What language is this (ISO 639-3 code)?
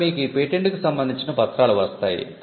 tel